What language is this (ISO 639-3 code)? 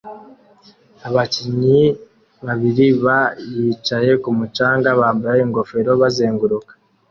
kin